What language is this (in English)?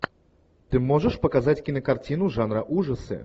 Russian